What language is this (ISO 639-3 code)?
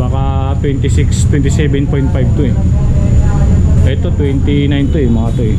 fil